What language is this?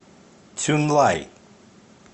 Russian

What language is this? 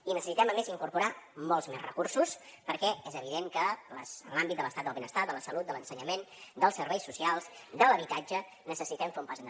Catalan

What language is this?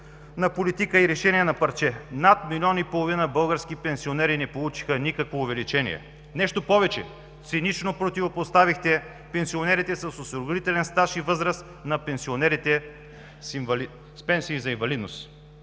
Bulgarian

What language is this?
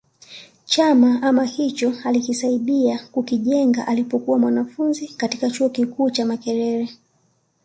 Swahili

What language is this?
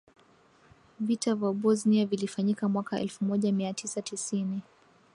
Swahili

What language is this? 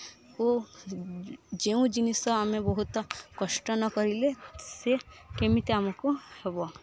Odia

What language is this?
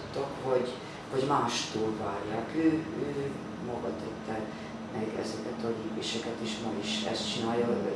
Hungarian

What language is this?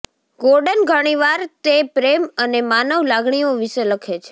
Gujarati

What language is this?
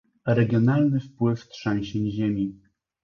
Polish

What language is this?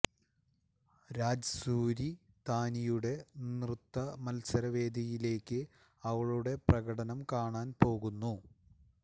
Malayalam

